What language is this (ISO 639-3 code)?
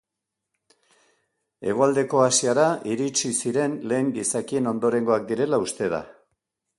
eus